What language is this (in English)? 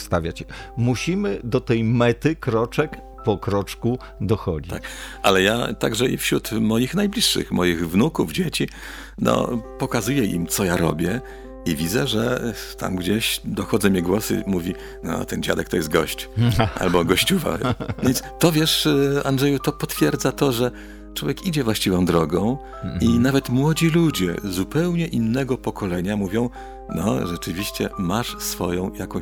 Polish